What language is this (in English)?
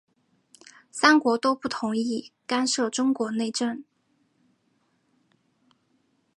Chinese